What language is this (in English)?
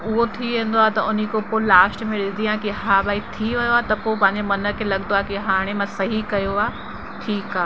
Sindhi